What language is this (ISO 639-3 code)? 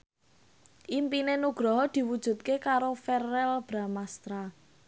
jav